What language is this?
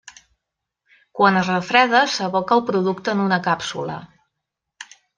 Catalan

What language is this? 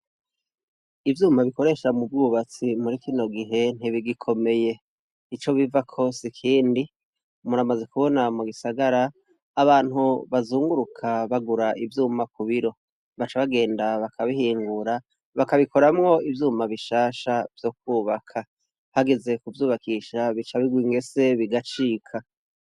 Rundi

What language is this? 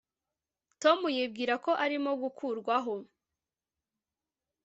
Kinyarwanda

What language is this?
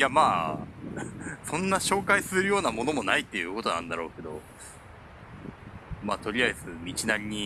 Japanese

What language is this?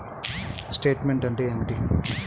Telugu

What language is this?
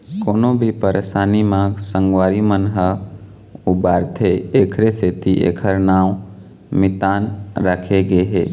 Chhattisgarhi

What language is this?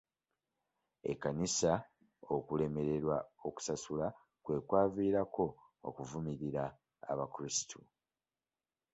Ganda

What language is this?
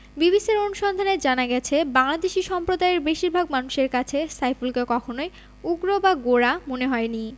Bangla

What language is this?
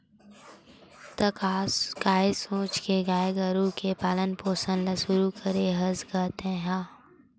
Chhattisgarhi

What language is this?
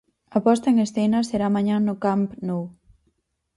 Galician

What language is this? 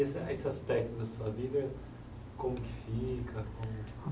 Portuguese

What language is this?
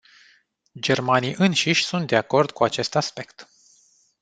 Romanian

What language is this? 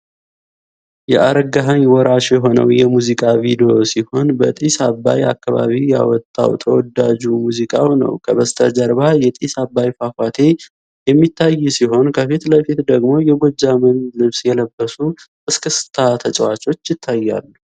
Amharic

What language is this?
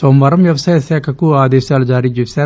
Telugu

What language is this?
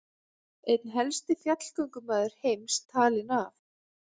Icelandic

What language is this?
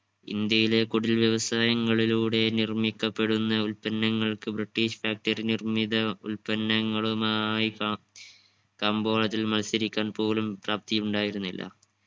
Malayalam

